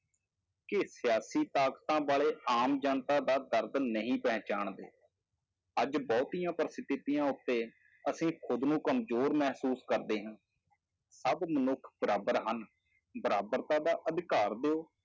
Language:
Punjabi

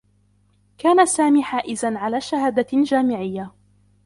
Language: Arabic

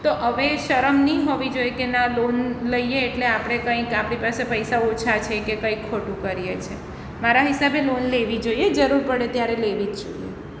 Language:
Gujarati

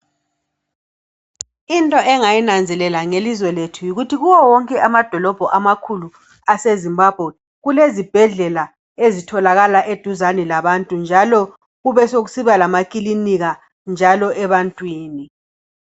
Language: North Ndebele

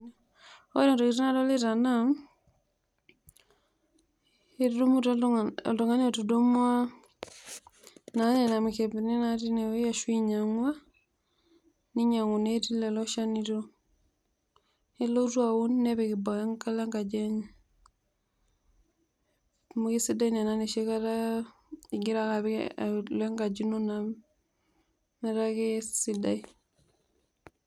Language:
Masai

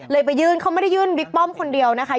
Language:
Thai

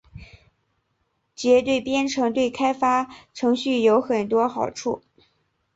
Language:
Chinese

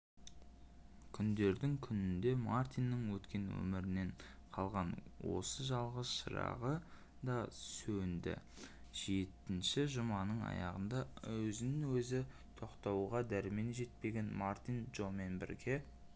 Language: Kazakh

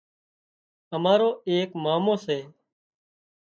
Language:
Wadiyara Koli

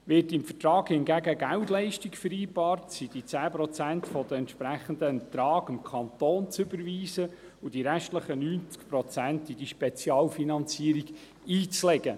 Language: Swiss German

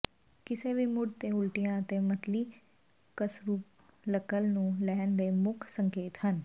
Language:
Punjabi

